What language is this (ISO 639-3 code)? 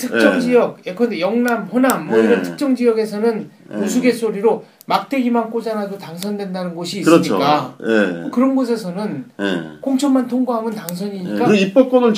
kor